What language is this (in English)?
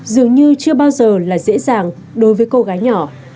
Vietnamese